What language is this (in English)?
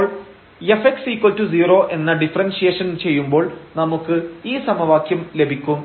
Malayalam